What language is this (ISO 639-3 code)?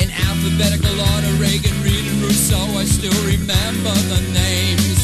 eng